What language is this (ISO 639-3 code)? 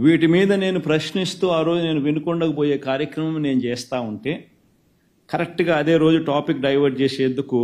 tel